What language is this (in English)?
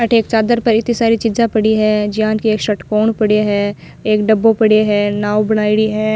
Rajasthani